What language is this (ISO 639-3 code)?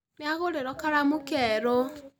kik